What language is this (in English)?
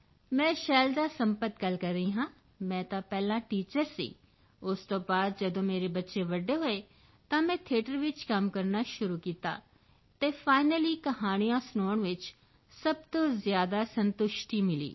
Punjabi